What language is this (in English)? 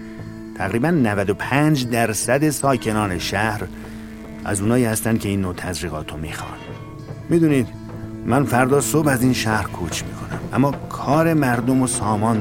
Persian